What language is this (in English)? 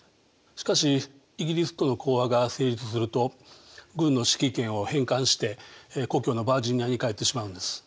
Japanese